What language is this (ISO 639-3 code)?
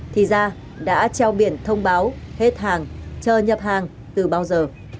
vie